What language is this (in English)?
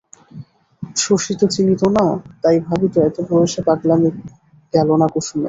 Bangla